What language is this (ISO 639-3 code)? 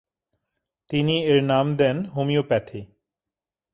ben